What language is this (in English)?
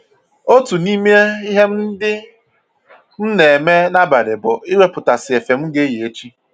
Igbo